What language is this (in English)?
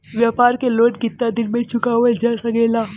Bhojpuri